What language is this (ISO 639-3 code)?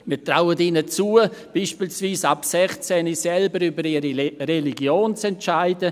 gsw